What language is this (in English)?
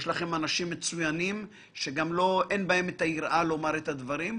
Hebrew